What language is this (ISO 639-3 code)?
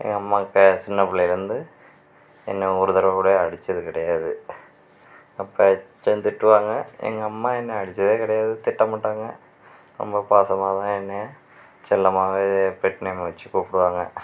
tam